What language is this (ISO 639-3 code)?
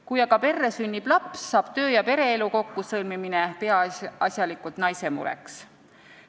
est